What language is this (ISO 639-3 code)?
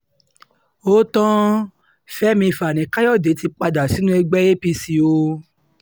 yor